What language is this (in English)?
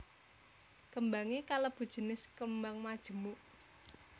Javanese